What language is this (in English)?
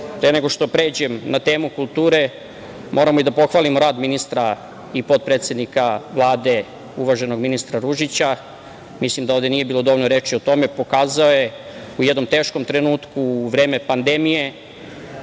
Serbian